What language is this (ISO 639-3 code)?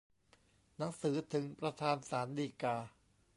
tha